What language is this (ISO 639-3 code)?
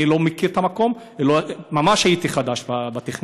heb